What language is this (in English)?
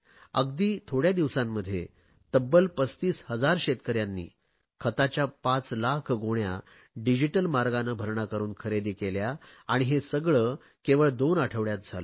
Marathi